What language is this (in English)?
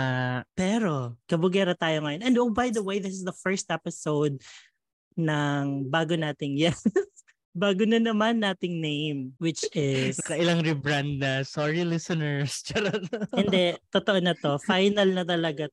Filipino